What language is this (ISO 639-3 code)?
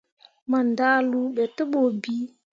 mua